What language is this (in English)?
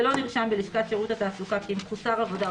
Hebrew